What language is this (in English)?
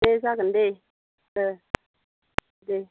Bodo